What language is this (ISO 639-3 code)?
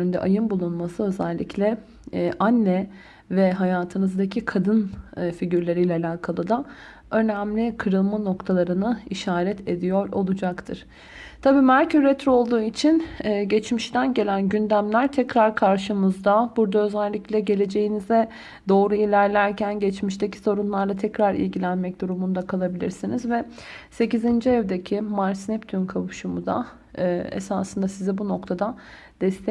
tur